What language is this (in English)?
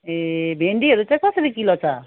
Nepali